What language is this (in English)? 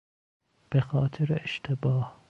Persian